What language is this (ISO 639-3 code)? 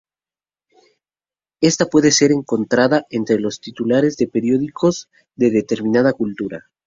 spa